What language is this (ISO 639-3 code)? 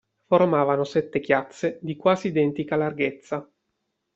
ita